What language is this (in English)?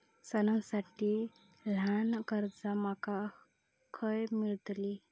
Marathi